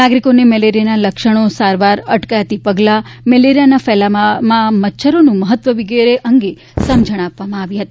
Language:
Gujarati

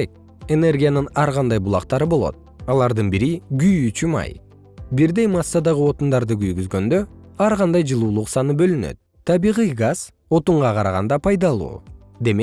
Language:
Kyrgyz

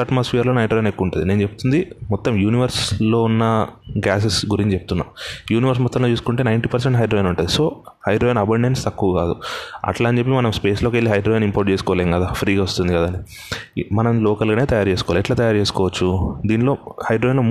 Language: Telugu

